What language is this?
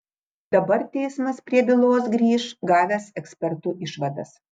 Lithuanian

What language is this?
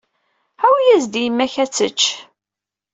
Kabyle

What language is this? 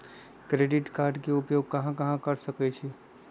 Magahi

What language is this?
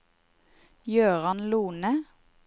Norwegian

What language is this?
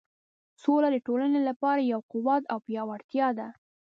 Pashto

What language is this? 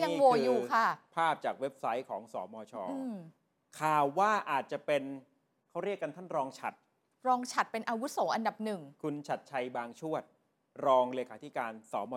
Thai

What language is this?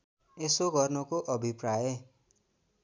Nepali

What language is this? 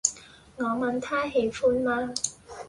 Cantonese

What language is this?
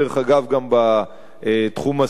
Hebrew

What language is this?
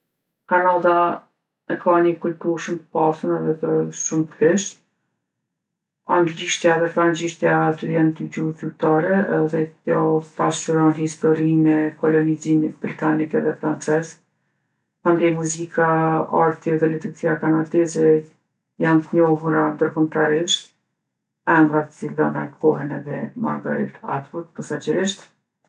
Gheg Albanian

